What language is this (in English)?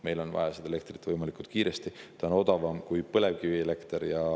Estonian